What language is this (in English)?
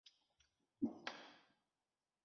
Chinese